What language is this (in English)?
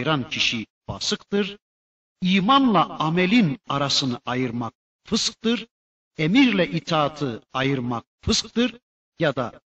Turkish